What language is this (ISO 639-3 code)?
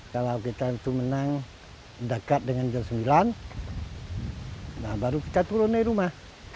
ind